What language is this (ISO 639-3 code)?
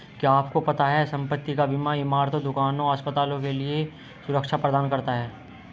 hin